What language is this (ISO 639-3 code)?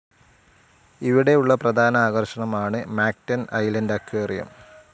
mal